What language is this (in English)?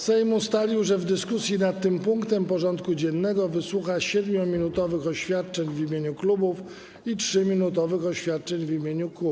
Polish